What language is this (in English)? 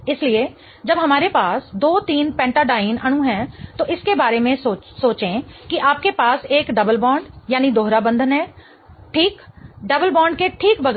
Hindi